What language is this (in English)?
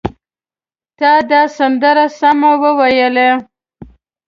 Pashto